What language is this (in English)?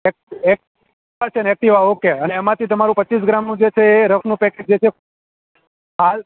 Gujarati